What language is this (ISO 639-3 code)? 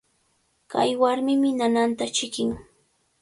qvl